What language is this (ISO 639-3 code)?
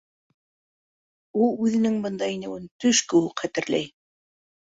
bak